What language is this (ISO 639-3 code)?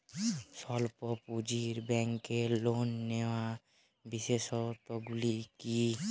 ben